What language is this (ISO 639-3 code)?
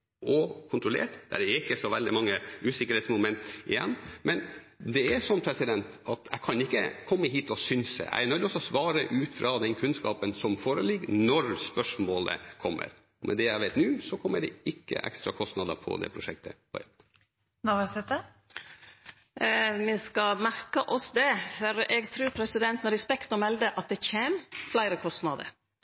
nor